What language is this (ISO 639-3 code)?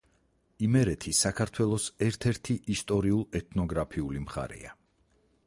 kat